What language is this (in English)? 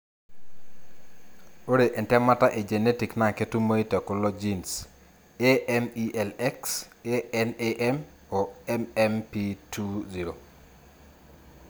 Masai